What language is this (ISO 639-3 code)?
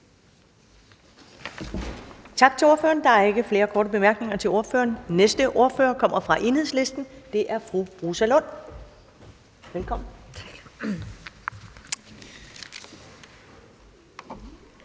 dan